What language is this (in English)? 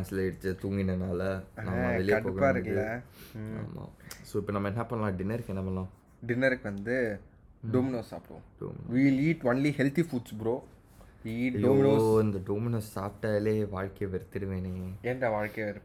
Tamil